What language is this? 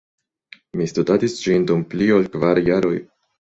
Esperanto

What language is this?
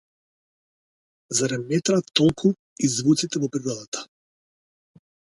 Macedonian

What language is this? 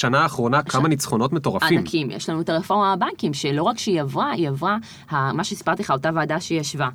Hebrew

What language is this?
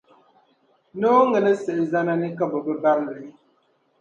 Dagbani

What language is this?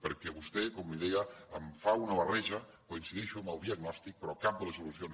Catalan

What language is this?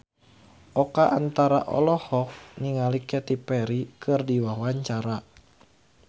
Sundanese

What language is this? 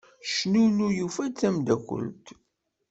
Kabyle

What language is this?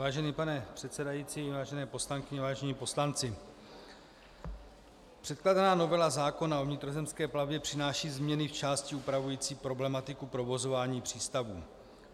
Czech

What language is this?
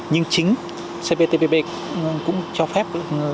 Vietnamese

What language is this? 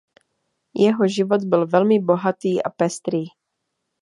Czech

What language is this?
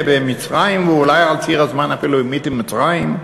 Hebrew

